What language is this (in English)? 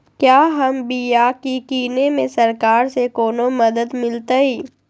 Magahi